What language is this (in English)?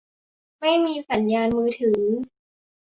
Thai